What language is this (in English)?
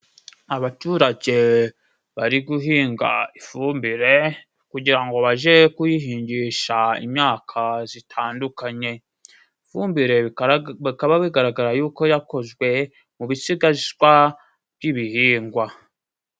Kinyarwanda